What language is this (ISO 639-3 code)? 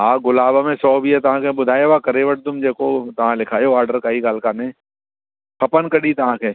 snd